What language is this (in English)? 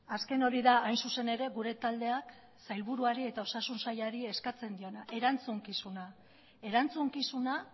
Basque